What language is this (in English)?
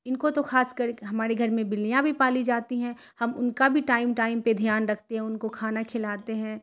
Urdu